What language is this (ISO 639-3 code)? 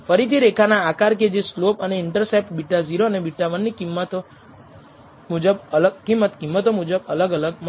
guj